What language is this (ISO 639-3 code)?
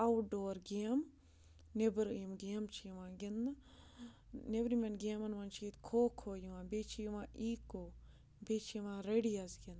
kas